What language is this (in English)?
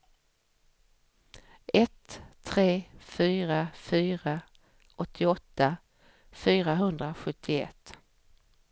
Swedish